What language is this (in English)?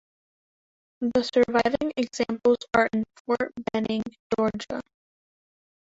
English